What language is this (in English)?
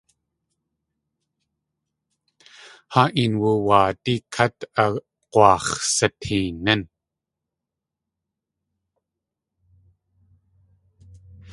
Tlingit